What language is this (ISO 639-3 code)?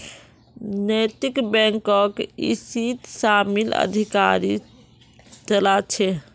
mag